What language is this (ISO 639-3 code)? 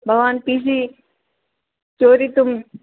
san